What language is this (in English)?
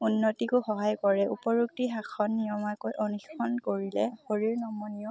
Assamese